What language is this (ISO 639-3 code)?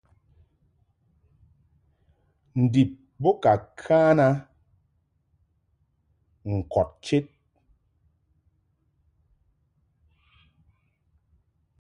mhk